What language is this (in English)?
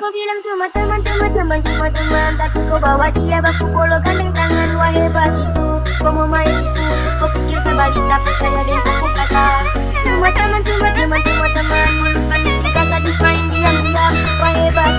Malay